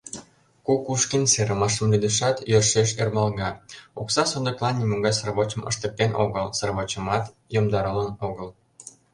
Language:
Mari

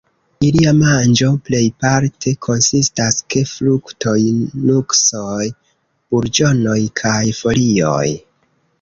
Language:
Esperanto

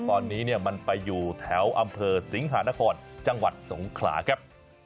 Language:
Thai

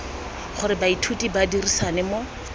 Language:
Tswana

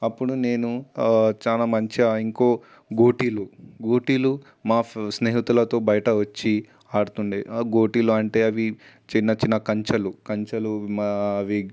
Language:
Telugu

